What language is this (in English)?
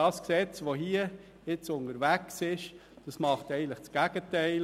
Swiss German